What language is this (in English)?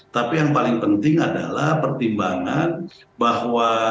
Indonesian